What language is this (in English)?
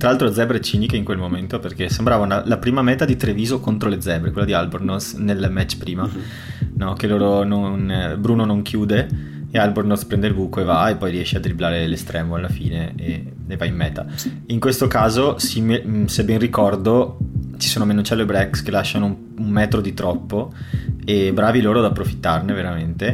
Italian